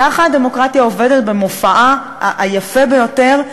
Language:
Hebrew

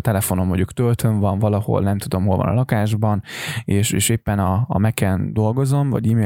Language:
Hungarian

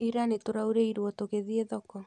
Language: Kikuyu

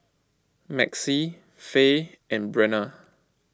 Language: English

